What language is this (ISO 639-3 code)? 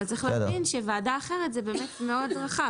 heb